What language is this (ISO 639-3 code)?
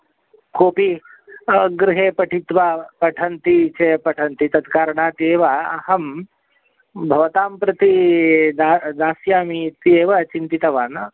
san